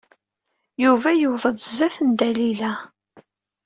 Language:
Kabyle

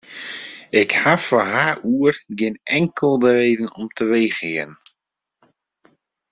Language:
Western Frisian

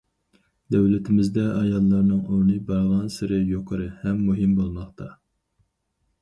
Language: Uyghur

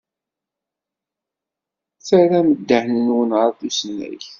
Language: Kabyle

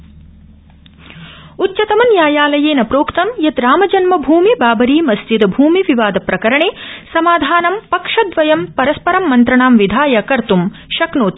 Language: Sanskrit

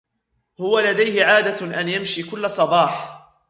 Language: Arabic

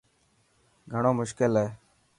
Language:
Dhatki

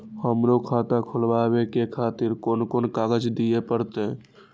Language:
Maithili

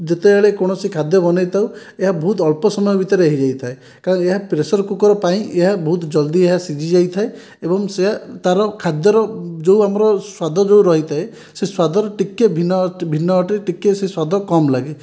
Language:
Odia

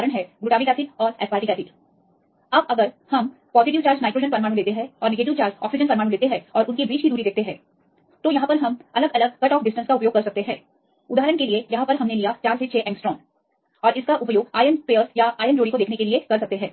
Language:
Hindi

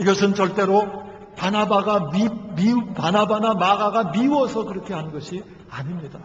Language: Korean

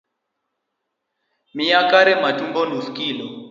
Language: Luo (Kenya and Tanzania)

